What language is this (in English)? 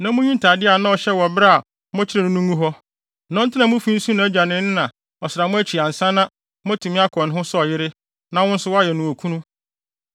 Akan